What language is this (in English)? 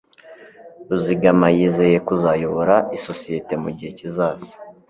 Kinyarwanda